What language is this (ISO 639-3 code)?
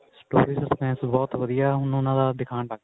pan